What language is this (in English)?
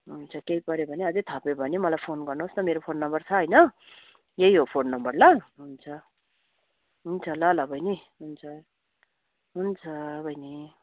Nepali